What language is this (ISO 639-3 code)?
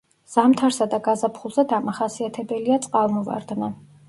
kat